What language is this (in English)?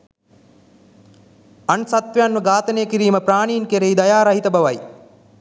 Sinhala